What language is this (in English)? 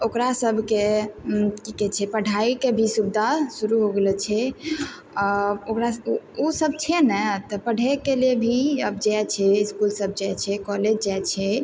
Maithili